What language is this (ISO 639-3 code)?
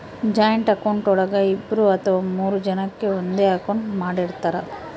kan